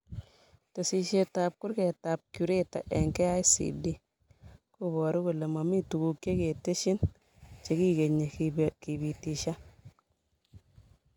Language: Kalenjin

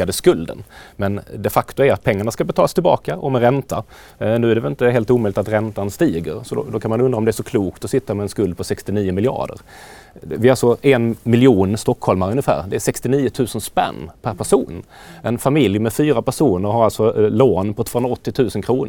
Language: Swedish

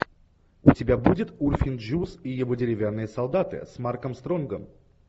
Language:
Russian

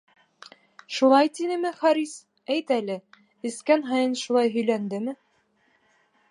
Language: Bashkir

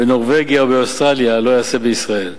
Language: Hebrew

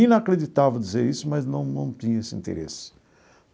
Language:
Portuguese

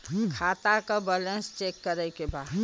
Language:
Bhojpuri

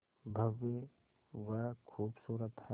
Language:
Hindi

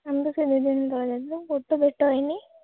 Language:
Odia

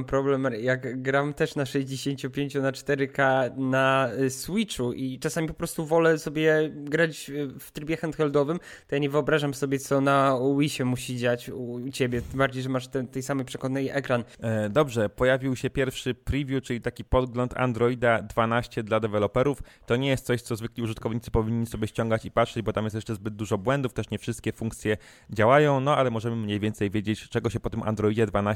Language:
Polish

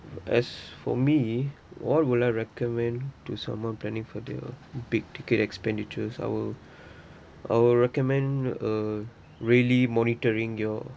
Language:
English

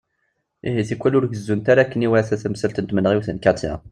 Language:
Kabyle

